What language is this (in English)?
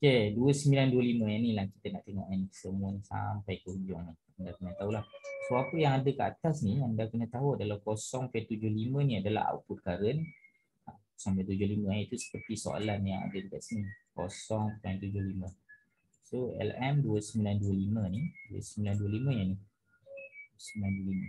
Malay